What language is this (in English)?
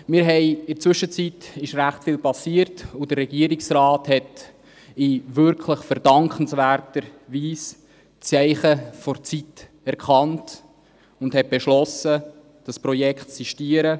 Swiss German